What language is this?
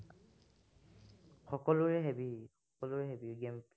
Assamese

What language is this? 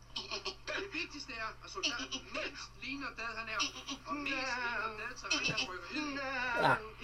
Danish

